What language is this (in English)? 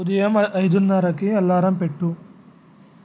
Telugu